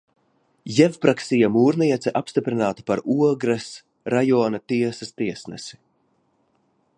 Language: Latvian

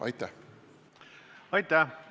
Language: Estonian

